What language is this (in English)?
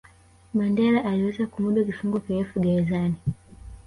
Swahili